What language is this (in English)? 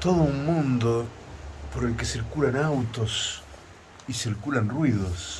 Spanish